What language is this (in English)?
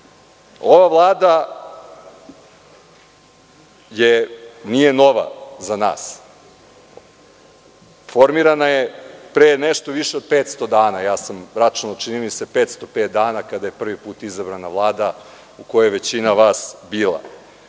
Serbian